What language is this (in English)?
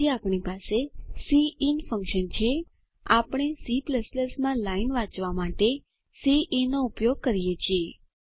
Gujarati